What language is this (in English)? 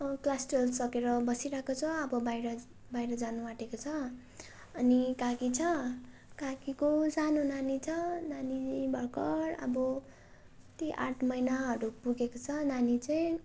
Nepali